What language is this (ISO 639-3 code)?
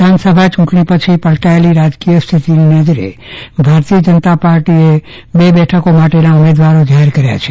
guj